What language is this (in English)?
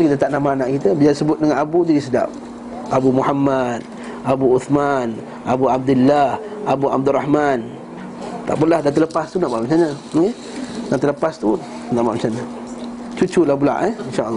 Malay